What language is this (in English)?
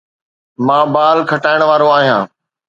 Sindhi